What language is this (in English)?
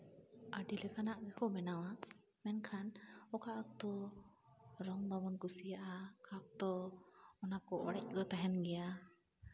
Santali